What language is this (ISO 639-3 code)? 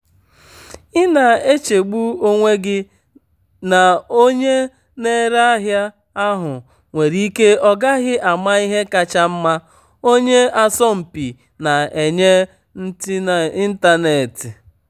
ibo